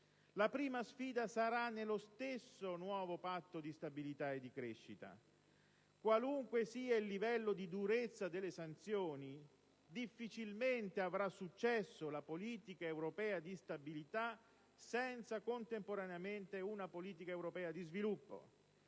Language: Italian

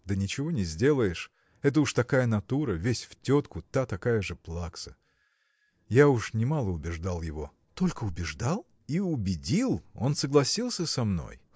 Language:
Russian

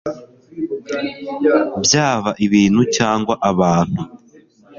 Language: Kinyarwanda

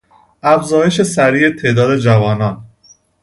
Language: Persian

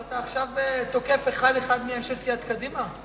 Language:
Hebrew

